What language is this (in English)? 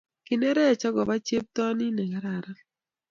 Kalenjin